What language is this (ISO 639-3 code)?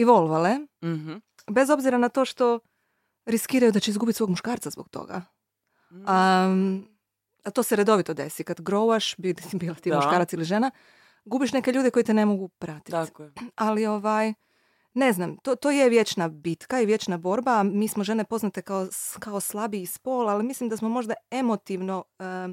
hrv